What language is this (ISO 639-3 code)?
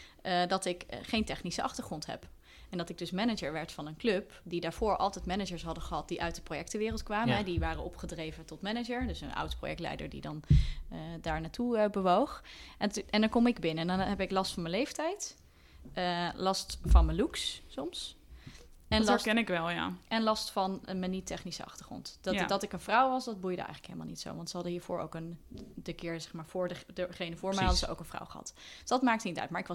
nld